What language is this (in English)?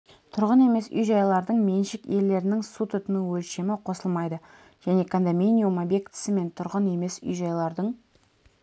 Kazakh